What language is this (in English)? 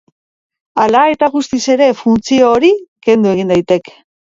Basque